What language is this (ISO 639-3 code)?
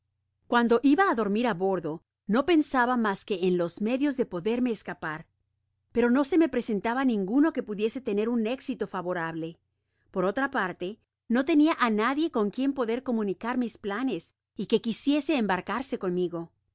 spa